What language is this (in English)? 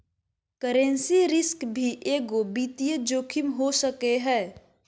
Magahi